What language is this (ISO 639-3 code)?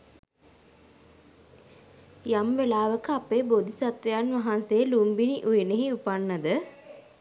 sin